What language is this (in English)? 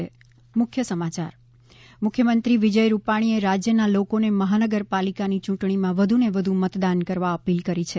Gujarati